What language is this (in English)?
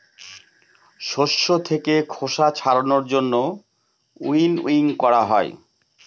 Bangla